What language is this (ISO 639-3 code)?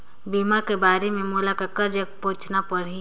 hne